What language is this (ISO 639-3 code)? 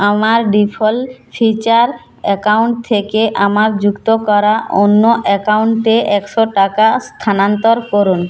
ben